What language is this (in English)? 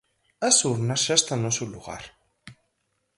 Galician